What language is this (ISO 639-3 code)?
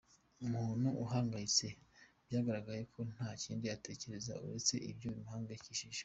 kin